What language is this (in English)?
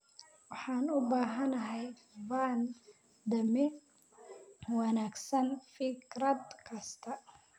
Somali